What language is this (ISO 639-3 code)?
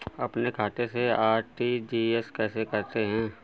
hin